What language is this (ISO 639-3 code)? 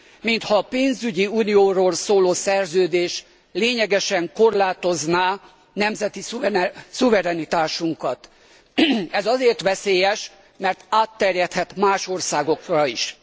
hun